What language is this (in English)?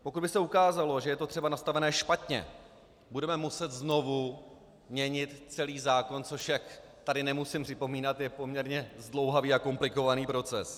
Czech